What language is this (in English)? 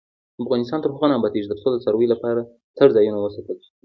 Pashto